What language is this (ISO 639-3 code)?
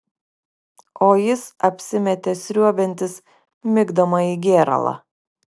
lit